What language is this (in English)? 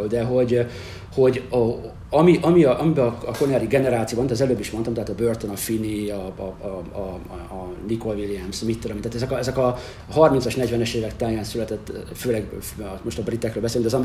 Hungarian